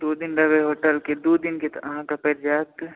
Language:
Maithili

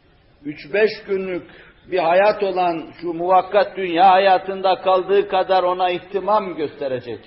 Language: Turkish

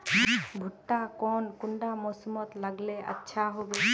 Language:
Magahi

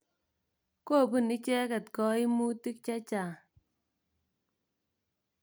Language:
Kalenjin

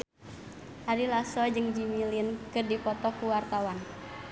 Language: Sundanese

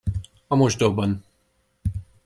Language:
Hungarian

